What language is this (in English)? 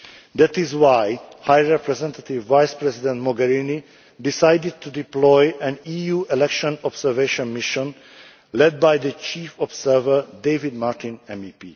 English